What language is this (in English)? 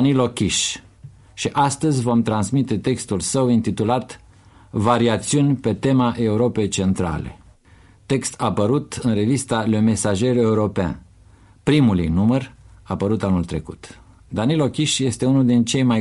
Romanian